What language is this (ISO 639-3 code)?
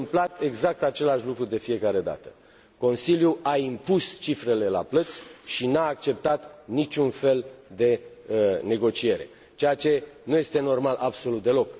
ron